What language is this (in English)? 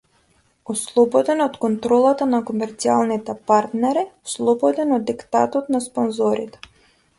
Macedonian